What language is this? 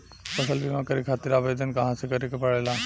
Bhojpuri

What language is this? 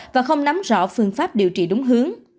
Vietnamese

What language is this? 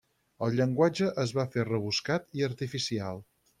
Catalan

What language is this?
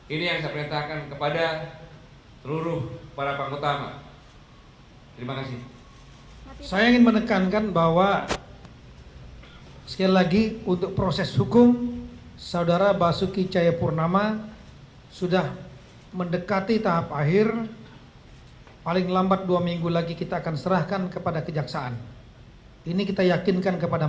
Indonesian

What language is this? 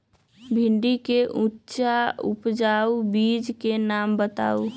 Magahi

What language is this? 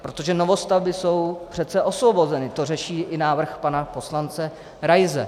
Czech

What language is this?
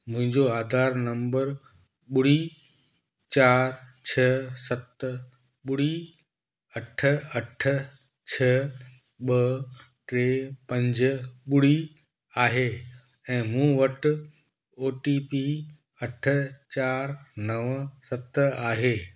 Sindhi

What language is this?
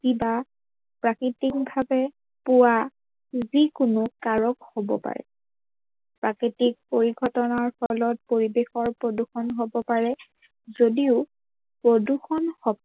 Assamese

